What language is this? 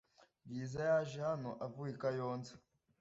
Kinyarwanda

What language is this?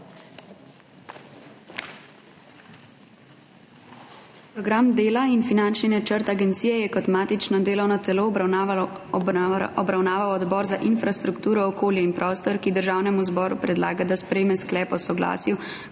Slovenian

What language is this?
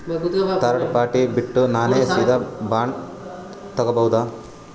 Kannada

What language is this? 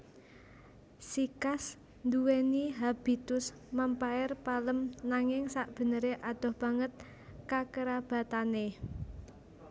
Javanese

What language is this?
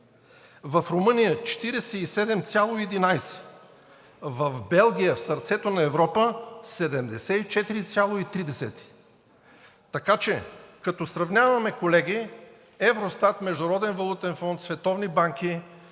Bulgarian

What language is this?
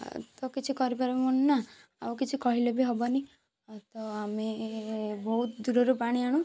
Odia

